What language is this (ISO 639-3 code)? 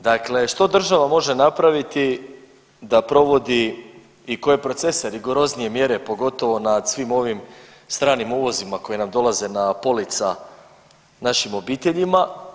hrv